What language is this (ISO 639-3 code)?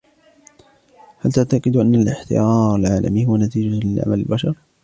ara